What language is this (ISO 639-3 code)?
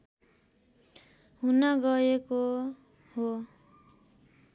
nep